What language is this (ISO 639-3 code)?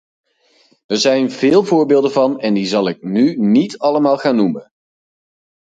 nld